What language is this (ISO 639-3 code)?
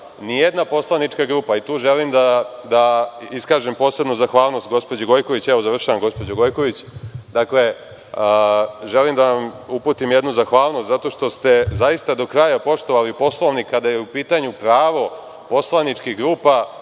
srp